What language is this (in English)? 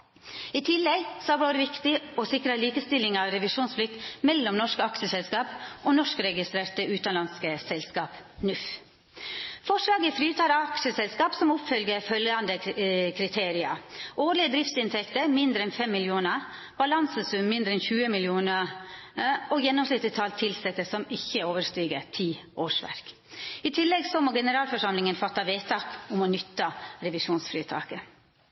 Norwegian Nynorsk